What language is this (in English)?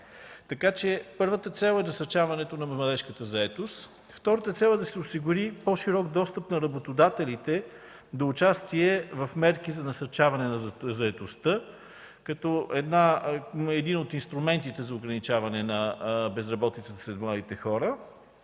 Bulgarian